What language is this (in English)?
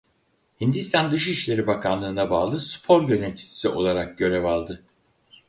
Turkish